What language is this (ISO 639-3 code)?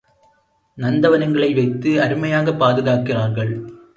tam